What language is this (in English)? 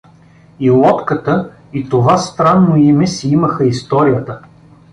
Bulgarian